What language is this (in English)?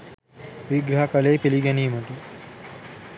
Sinhala